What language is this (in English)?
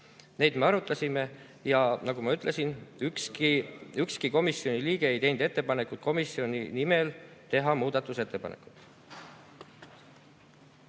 Estonian